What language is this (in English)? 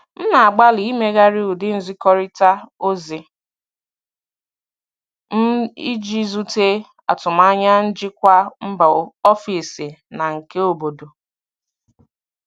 Igbo